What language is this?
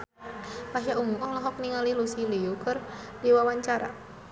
Sundanese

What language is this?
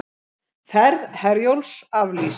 Icelandic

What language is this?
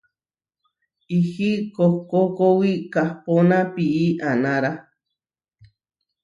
Huarijio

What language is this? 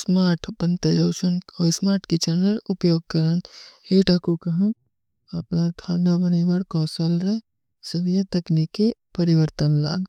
Kui (India)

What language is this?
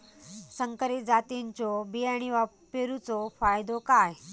Marathi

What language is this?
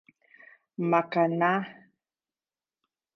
Igbo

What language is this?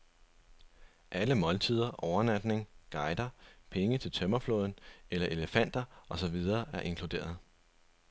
Danish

